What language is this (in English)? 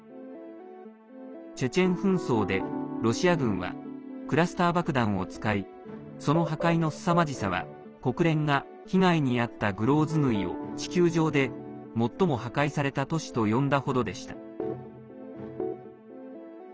Japanese